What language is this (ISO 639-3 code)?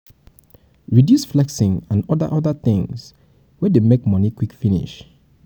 pcm